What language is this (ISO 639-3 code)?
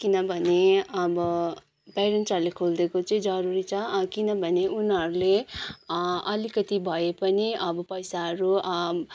nep